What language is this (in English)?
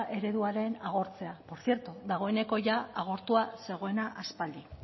Basque